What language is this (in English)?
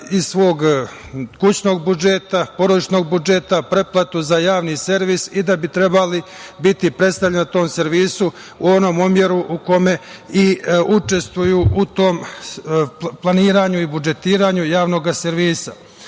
Serbian